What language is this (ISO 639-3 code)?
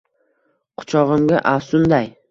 uzb